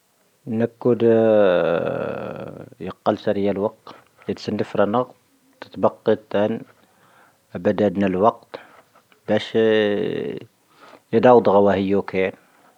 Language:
Tahaggart Tamahaq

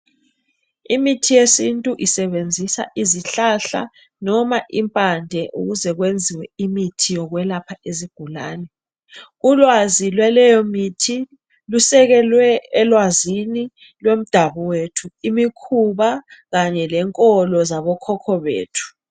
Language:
North Ndebele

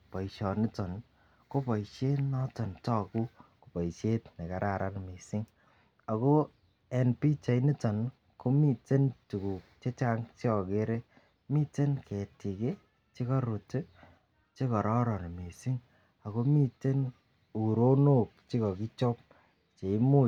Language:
Kalenjin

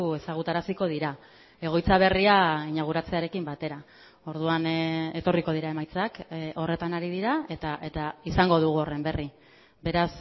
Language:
Basque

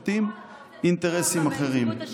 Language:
Hebrew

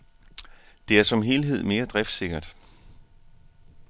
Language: Danish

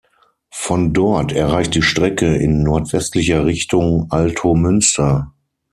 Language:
German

